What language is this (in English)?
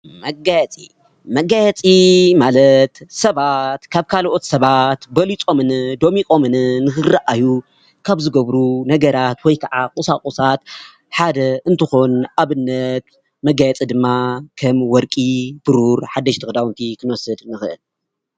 Tigrinya